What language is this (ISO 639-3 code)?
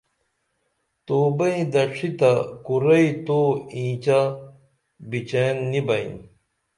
dml